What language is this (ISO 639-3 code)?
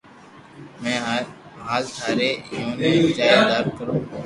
lrk